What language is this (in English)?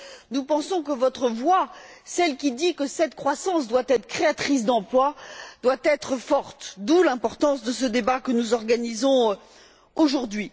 French